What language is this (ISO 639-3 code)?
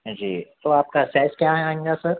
urd